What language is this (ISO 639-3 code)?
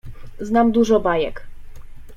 pol